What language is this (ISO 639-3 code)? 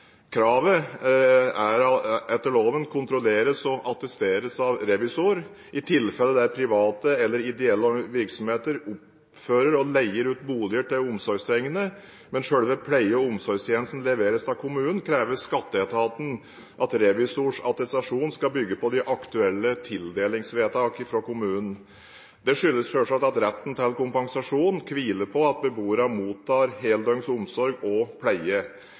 nob